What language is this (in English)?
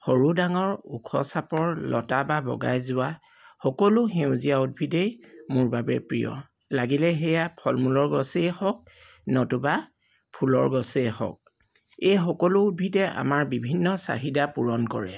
Assamese